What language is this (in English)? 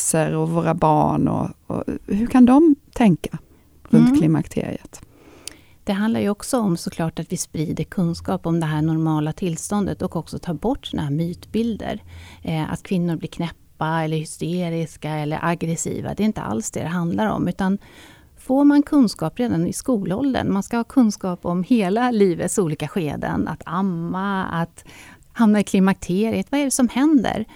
Swedish